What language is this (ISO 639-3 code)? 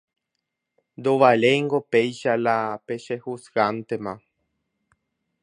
grn